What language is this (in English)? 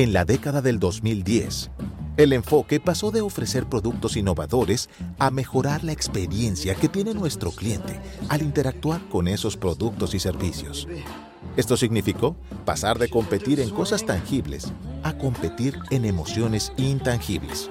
Spanish